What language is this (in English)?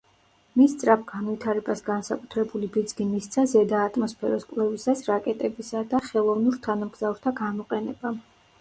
Georgian